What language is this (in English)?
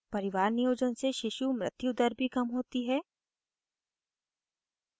Hindi